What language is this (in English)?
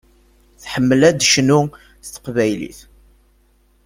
Kabyle